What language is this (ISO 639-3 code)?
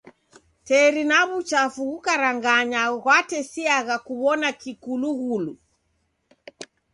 dav